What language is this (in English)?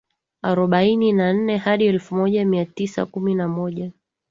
Swahili